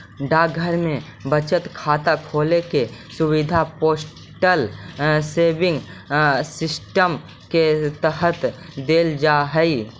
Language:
Magahi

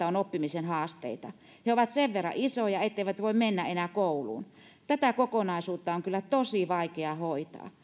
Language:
Finnish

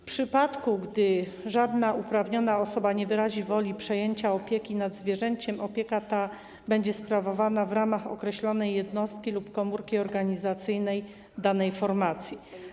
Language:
Polish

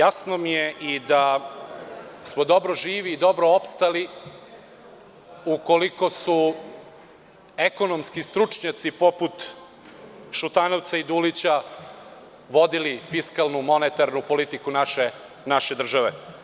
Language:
Serbian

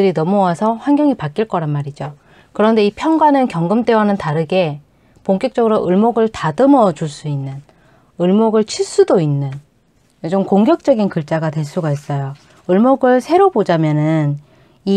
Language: Korean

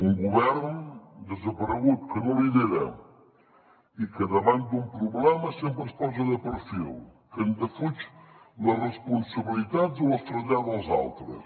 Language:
Catalan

